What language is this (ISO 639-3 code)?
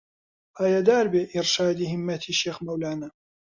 ckb